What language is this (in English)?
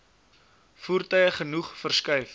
Afrikaans